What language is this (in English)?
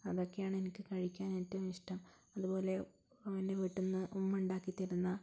Malayalam